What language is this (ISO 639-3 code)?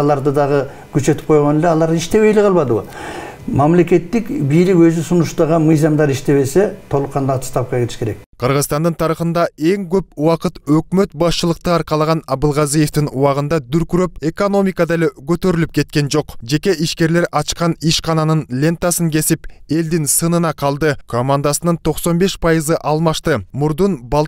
tur